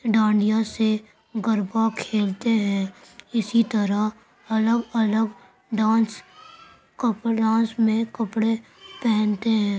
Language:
Urdu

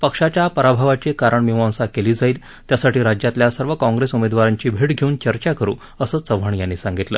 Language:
Marathi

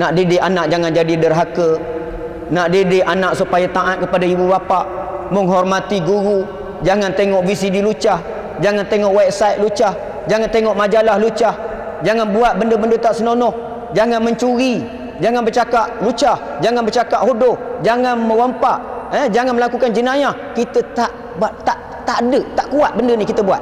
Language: Malay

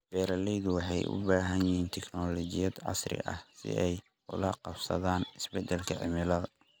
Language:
Somali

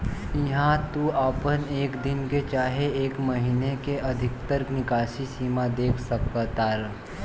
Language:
Bhojpuri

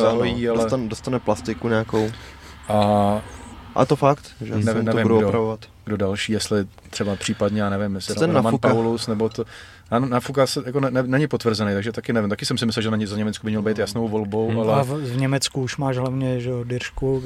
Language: Czech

